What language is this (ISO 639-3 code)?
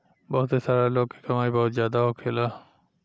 bho